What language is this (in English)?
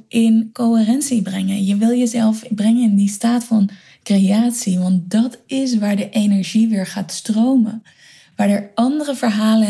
Dutch